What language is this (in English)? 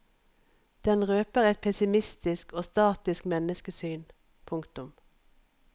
Norwegian